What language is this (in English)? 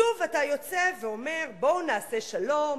Hebrew